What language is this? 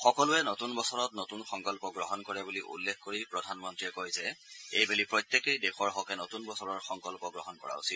Assamese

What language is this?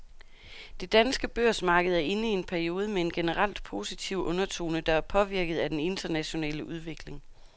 Danish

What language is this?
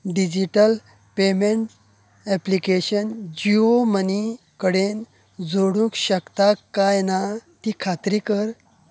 Konkani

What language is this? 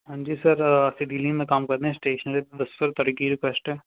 Punjabi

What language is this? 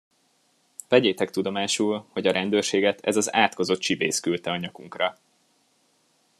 Hungarian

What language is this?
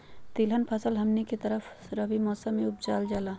Magahi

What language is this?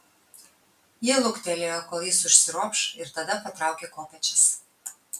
Lithuanian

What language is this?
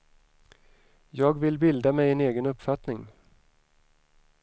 Swedish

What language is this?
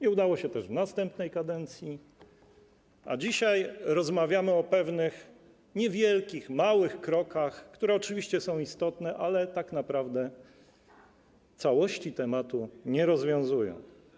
Polish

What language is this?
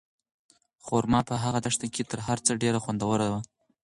Pashto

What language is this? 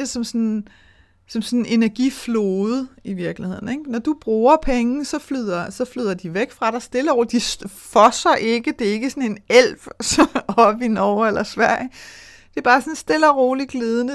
Danish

